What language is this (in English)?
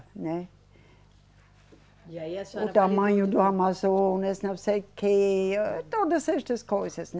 Portuguese